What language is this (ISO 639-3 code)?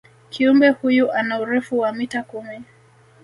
swa